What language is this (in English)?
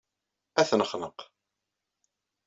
Kabyle